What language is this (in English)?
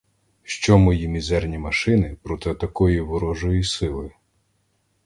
Ukrainian